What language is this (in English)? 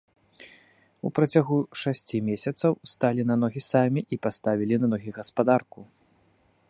Belarusian